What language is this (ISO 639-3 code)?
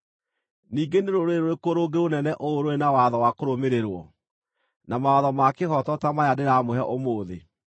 kik